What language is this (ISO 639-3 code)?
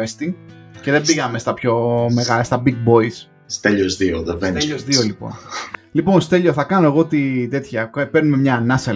ell